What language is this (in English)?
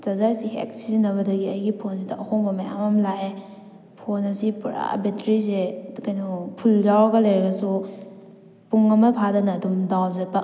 Manipuri